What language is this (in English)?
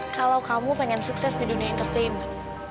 Indonesian